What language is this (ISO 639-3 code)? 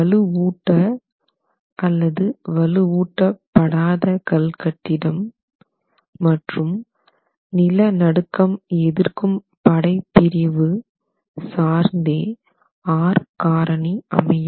tam